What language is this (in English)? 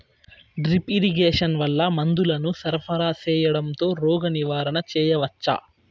Telugu